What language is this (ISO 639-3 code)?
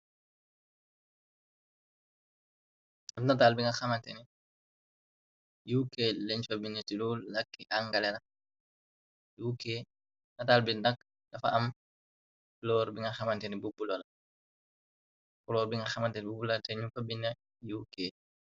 wol